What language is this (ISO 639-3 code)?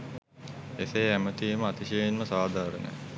sin